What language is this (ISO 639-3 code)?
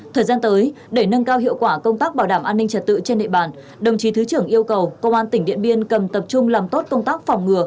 vie